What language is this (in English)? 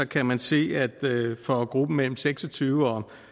Danish